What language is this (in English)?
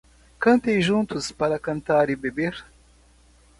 Portuguese